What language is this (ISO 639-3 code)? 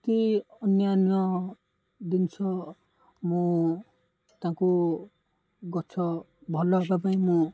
ori